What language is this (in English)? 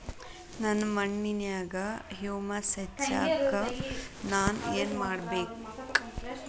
Kannada